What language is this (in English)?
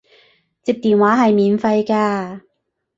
Cantonese